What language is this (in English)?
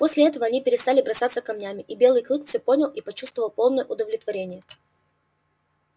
Russian